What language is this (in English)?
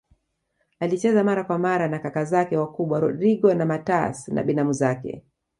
Swahili